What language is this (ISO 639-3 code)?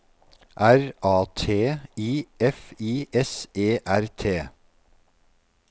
nor